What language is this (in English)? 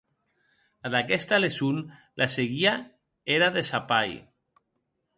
Occitan